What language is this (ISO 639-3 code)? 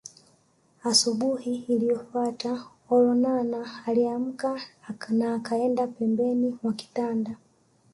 swa